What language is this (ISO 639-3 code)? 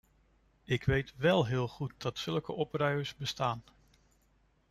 nld